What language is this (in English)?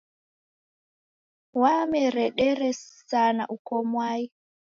Taita